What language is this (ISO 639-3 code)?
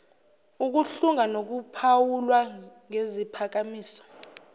zul